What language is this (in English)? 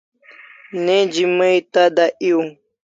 Kalasha